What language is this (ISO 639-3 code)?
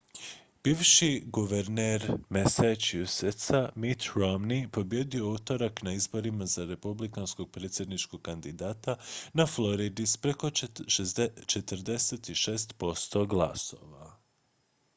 hrv